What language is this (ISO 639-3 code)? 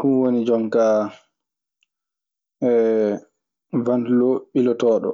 ffm